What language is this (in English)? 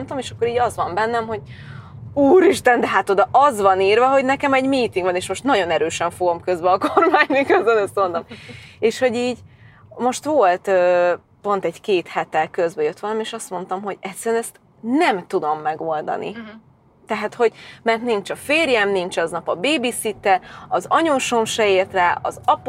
Hungarian